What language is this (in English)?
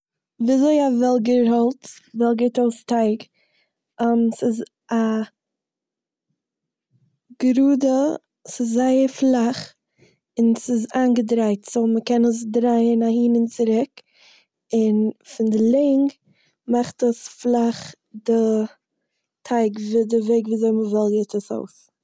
Yiddish